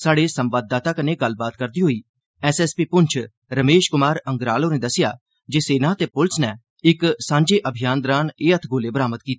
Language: Dogri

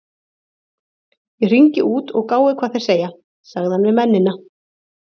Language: Icelandic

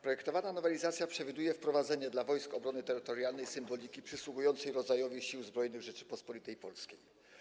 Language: Polish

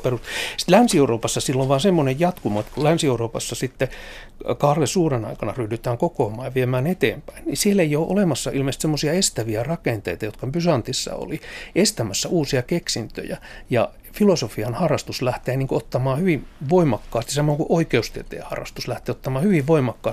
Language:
Finnish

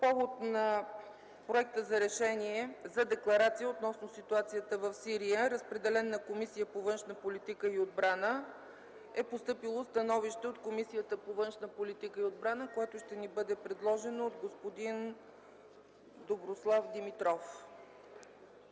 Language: Bulgarian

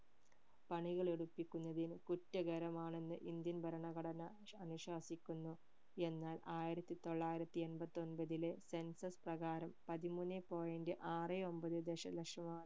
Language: Malayalam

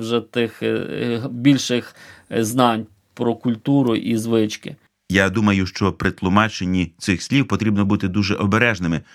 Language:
Ukrainian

